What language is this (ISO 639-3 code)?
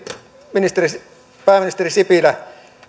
fin